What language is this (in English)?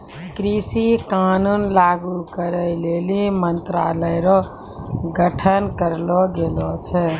Maithili